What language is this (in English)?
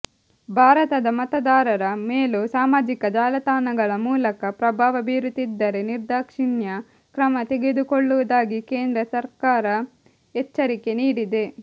Kannada